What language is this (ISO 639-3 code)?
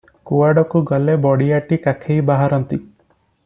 ori